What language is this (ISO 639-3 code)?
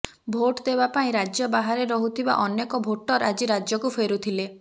ori